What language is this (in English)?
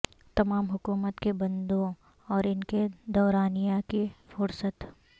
Urdu